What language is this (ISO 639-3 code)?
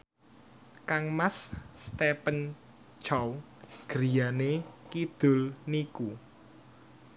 jav